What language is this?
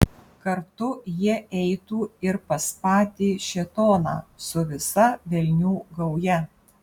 Lithuanian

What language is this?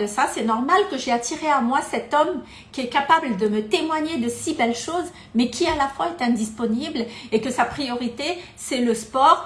French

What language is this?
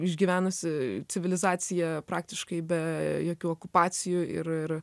Lithuanian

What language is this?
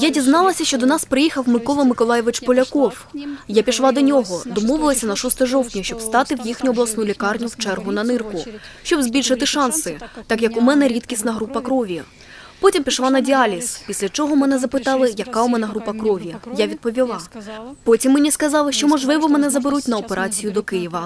Ukrainian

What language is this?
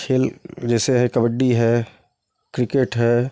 Hindi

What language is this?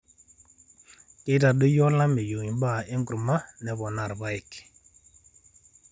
Masai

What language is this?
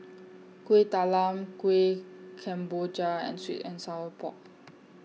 English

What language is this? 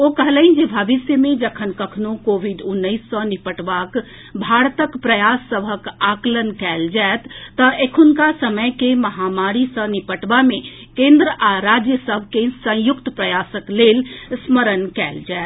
Maithili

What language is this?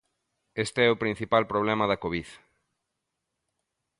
Galician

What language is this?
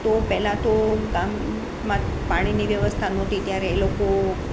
Gujarati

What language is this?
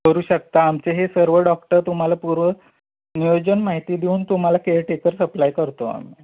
Marathi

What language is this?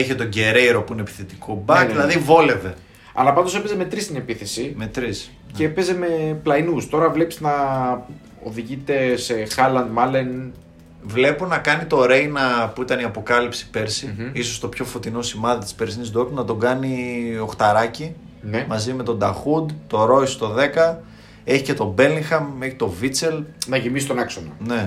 Greek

